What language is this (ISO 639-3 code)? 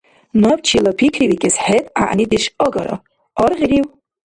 dar